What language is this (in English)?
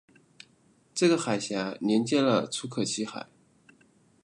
Chinese